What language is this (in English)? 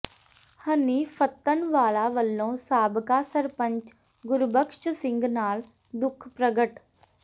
Punjabi